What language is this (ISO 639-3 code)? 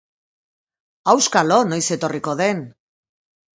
eus